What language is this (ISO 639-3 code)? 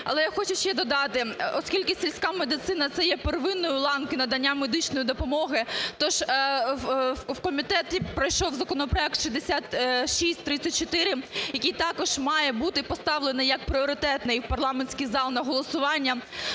ukr